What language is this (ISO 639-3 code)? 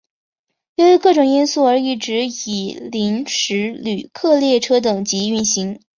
zho